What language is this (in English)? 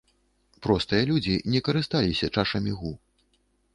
Belarusian